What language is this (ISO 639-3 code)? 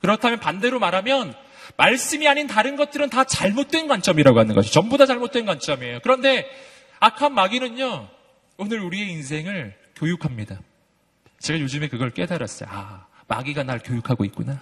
kor